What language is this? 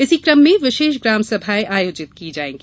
Hindi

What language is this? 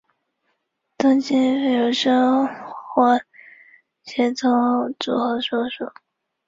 Chinese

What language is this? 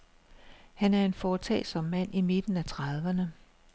Danish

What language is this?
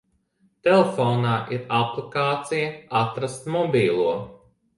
Latvian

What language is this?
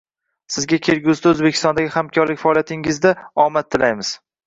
Uzbek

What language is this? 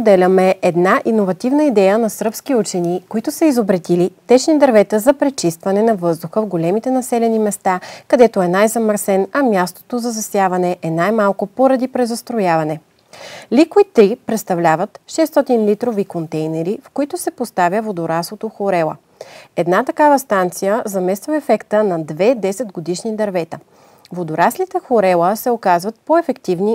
Bulgarian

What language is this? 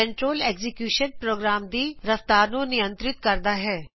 Punjabi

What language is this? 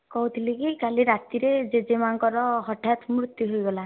Odia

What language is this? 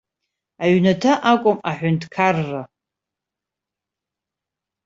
Abkhazian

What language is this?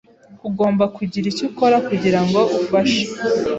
Kinyarwanda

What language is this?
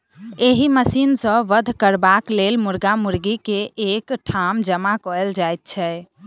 Maithili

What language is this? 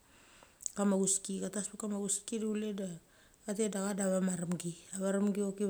Mali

